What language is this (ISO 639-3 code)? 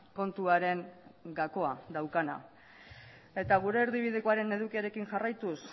eus